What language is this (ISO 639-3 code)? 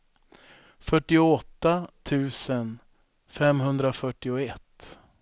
swe